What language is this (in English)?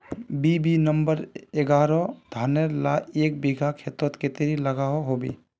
Magahi